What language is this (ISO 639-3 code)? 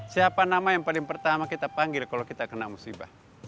ind